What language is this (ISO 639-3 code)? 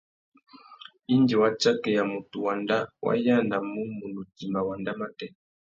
bag